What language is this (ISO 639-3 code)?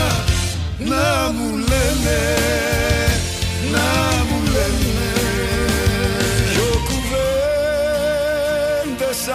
ell